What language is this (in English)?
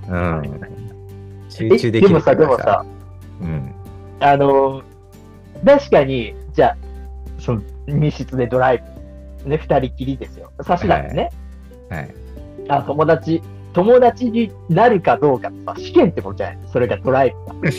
Japanese